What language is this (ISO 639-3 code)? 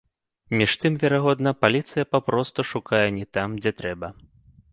bel